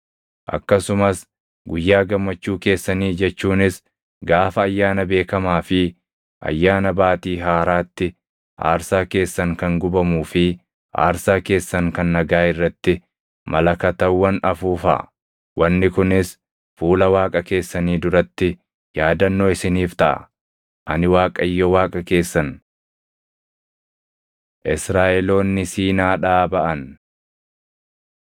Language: Oromo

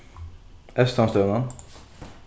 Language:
Faroese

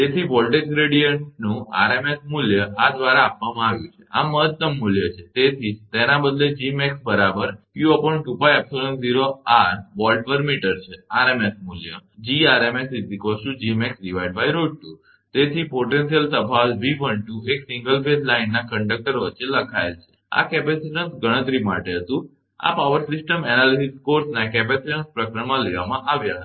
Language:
Gujarati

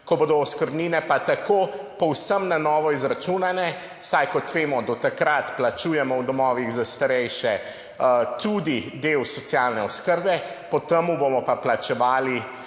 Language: Slovenian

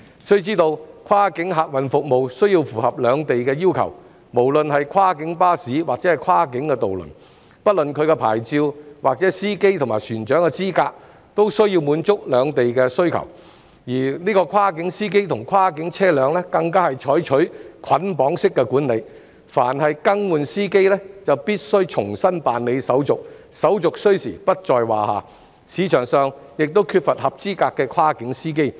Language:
Cantonese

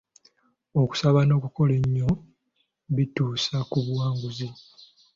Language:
Ganda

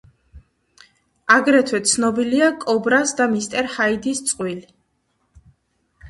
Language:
Georgian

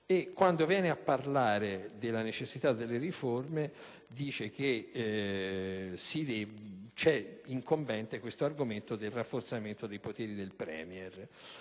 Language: Italian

